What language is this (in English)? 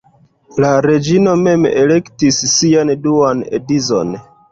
Esperanto